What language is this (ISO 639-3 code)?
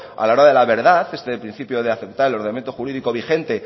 spa